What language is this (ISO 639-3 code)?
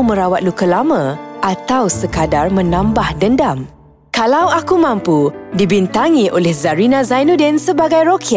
msa